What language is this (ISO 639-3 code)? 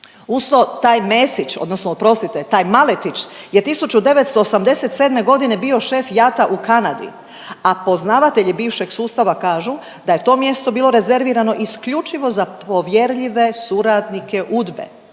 hrv